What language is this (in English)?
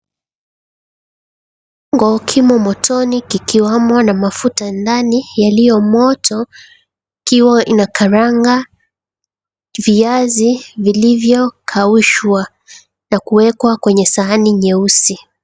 Swahili